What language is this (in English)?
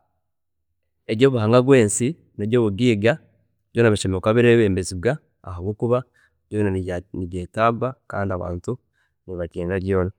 Chiga